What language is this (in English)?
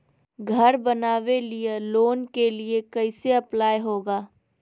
Magahi